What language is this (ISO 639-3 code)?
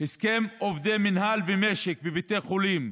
heb